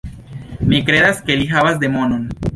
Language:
Esperanto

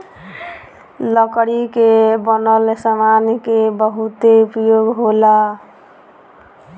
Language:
Bhojpuri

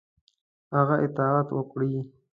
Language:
Pashto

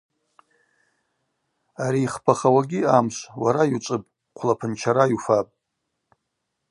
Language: Abaza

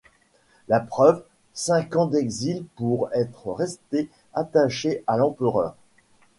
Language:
French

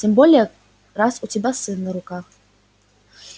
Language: Russian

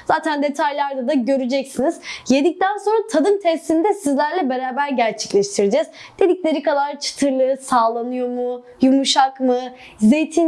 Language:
Turkish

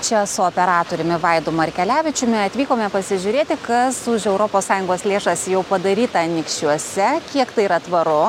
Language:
Lithuanian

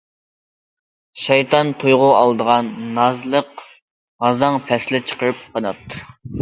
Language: Uyghur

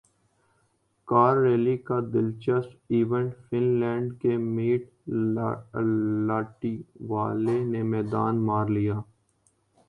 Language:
Urdu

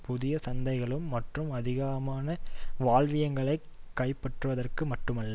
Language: Tamil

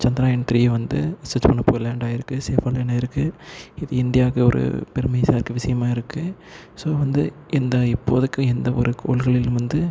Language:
Tamil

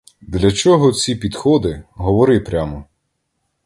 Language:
Ukrainian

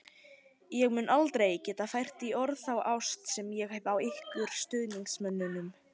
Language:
Icelandic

